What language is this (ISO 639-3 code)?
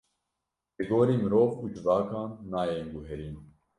kur